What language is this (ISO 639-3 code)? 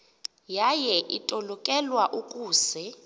xho